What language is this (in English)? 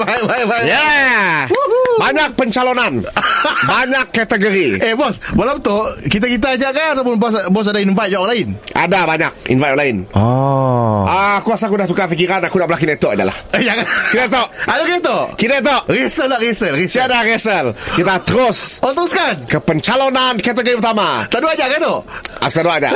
Malay